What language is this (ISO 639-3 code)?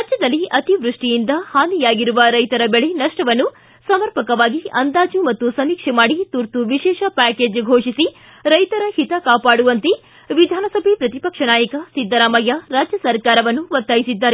kan